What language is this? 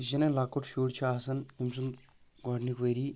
Kashmiri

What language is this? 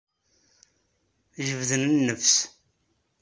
Kabyle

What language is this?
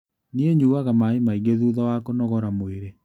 Kikuyu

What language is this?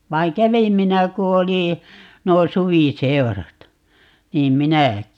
Finnish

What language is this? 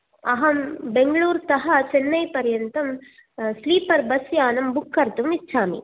Sanskrit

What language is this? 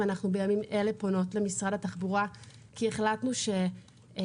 Hebrew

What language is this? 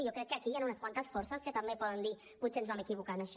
Catalan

